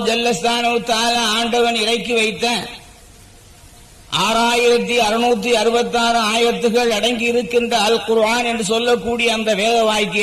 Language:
Tamil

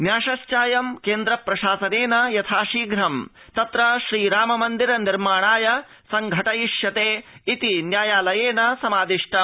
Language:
Sanskrit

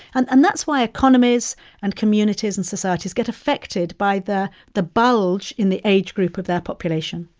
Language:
English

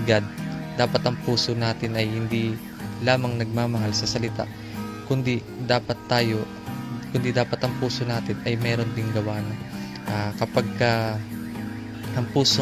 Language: Filipino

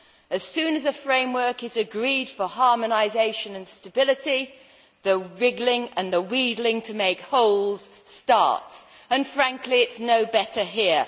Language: English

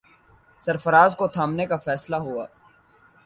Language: Urdu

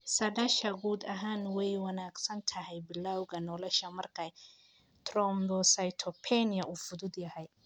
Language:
Somali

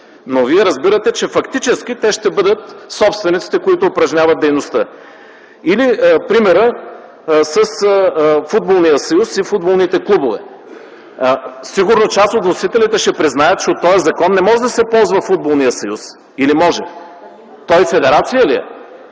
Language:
Bulgarian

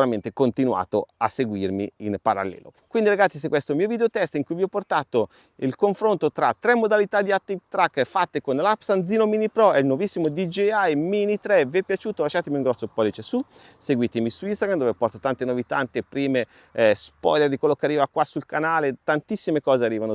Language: Italian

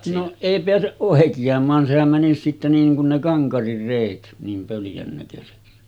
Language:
Finnish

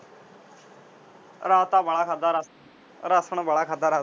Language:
Punjabi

